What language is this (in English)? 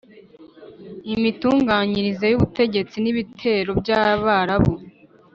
Kinyarwanda